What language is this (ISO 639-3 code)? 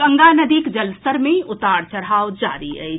mai